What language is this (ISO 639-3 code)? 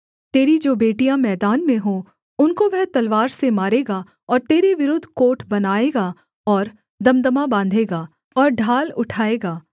hin